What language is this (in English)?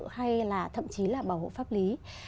Vietnamese